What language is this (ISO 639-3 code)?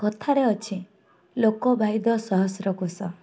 ori